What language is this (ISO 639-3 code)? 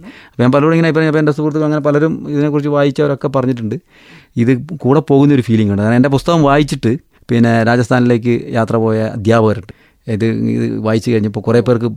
mal